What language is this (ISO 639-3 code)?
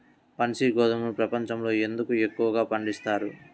tel